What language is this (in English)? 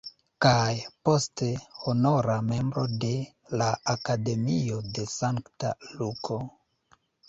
Esperanto